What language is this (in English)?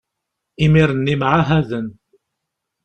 Kabyle